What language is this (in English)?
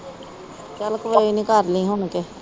Punjabi